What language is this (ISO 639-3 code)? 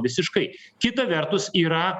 lit